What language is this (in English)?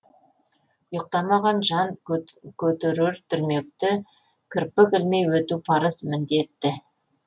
Kazakh